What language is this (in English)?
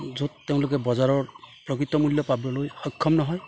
Assamese